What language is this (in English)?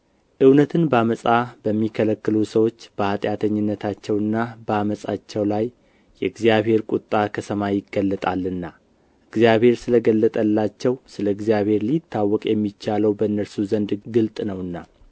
Amharic